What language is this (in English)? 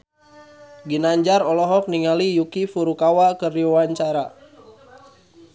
Sundanese